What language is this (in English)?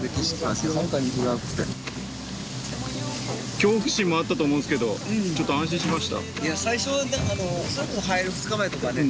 Japanese